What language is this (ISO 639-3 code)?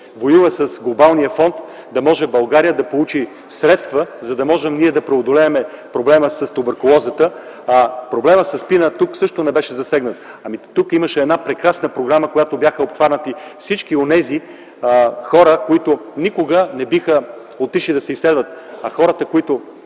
bul